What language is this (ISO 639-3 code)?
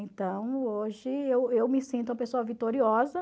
por